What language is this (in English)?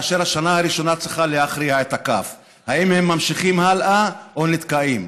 Hebrew